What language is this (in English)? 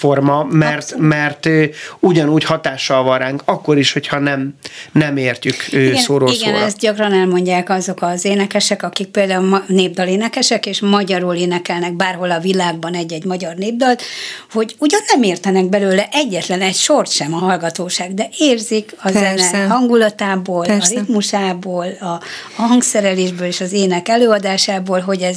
Hungarian